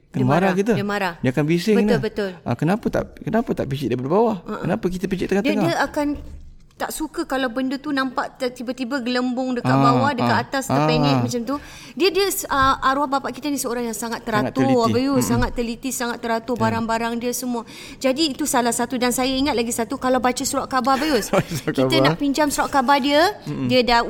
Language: Malay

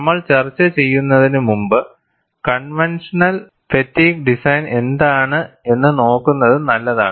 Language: Malayalam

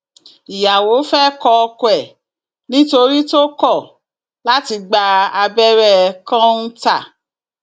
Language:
Yoruba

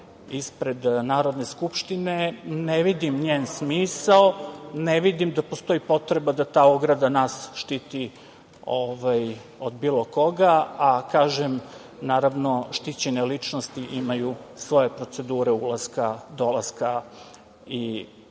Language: Serbian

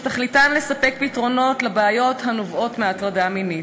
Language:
Hebrew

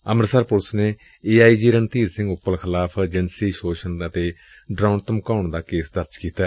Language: Punjabi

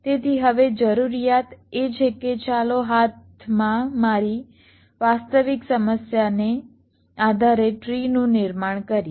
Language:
Gujarati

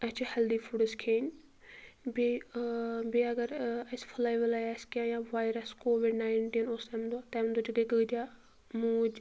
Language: Kashmiri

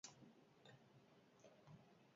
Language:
Basque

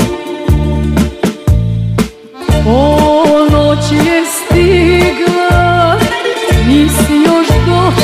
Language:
Romanian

